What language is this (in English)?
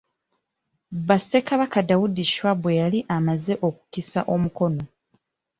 Ganda